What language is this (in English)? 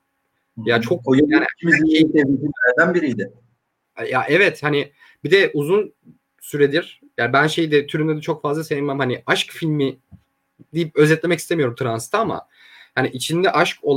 Turkish